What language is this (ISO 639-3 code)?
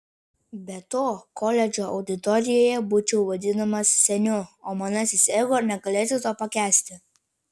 lit